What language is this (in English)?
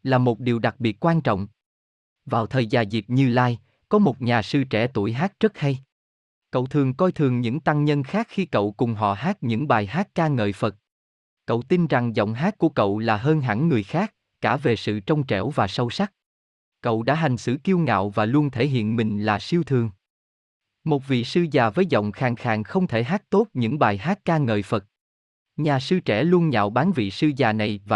Vietnamese